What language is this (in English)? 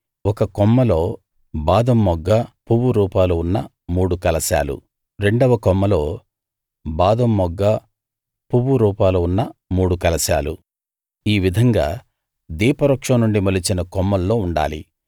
Telugu